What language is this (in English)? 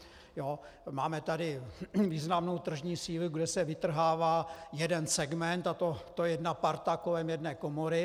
Czech